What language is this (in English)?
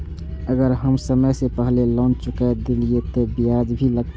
Maithili